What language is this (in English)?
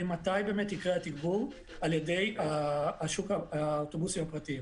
Hebrew